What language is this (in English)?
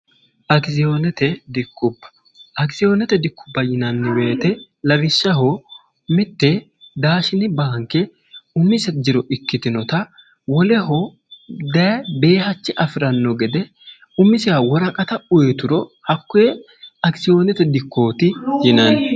Sidamo